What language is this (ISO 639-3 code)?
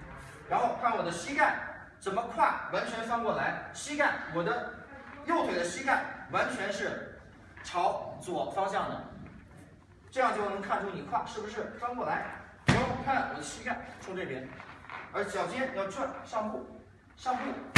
zho